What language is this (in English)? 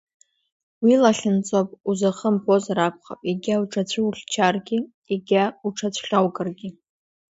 Abkhazian